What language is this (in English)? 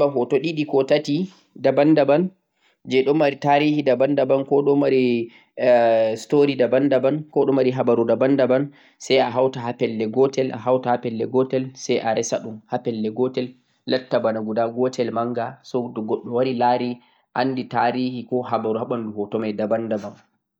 Central-Eastern Niger Fulfulde